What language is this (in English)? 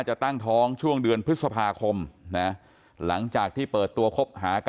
Thai